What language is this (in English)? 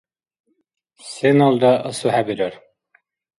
Dargwa